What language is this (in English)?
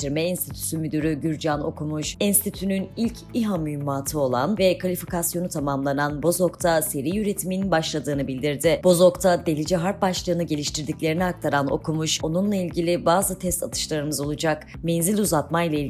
Turkish